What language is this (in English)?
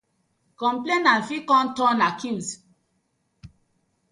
Nigerian Pidgin